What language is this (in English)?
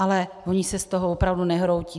Czech